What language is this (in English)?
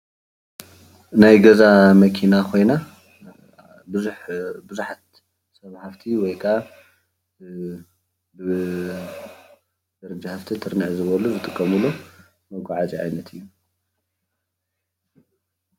Tigrinya